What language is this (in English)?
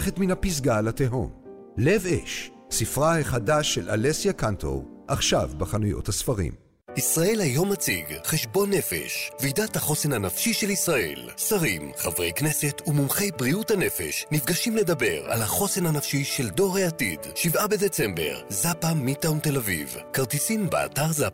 Hebrew